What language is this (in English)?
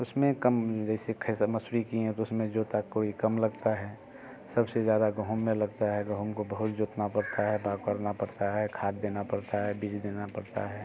Hindi